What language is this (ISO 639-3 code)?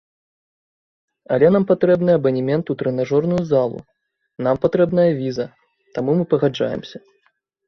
bel